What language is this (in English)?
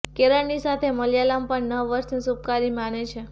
Gujarati